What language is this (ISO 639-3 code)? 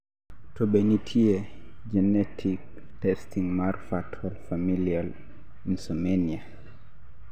luo